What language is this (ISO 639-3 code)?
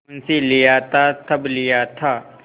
hin